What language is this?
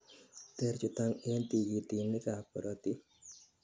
Kalenjin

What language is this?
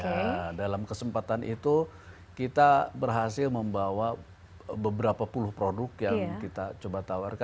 Indonesian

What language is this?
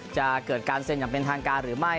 Thai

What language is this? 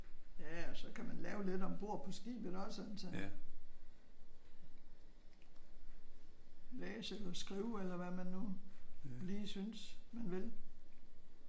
Danish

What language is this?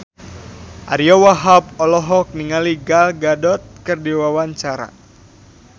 Sundanese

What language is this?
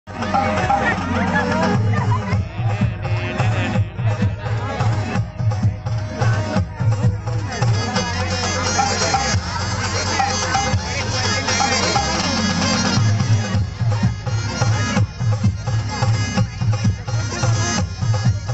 Arabic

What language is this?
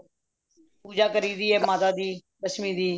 Punjabi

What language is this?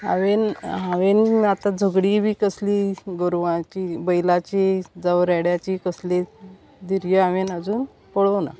Konkani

